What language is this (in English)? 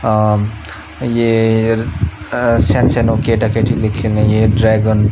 Nepali